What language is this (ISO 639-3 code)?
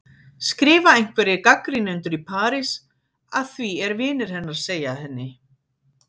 isl